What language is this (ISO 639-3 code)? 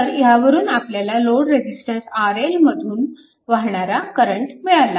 mar